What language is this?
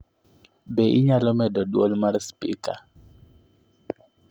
Luo (Kenya and Tanzania)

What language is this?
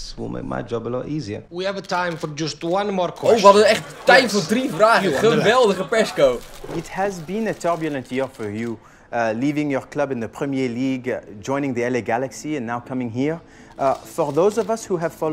Dutch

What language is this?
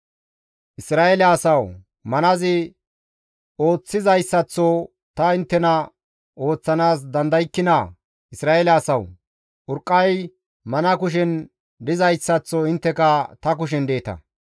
Gamo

